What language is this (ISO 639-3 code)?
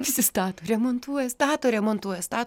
lit